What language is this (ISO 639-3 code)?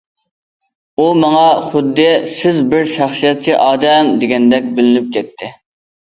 uig